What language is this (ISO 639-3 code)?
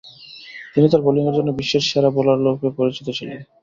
ben